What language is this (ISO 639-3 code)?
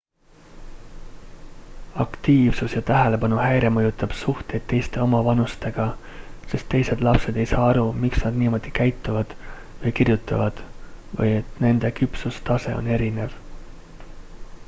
est